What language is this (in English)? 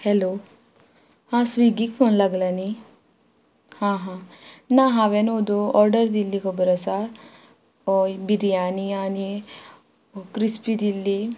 Konkani